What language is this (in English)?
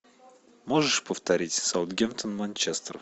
Russian